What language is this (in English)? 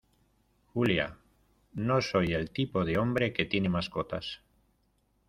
Spanish